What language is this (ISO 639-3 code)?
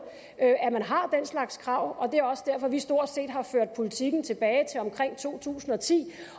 dan